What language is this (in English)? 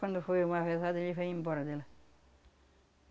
Portuguese